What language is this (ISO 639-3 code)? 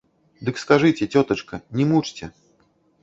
bel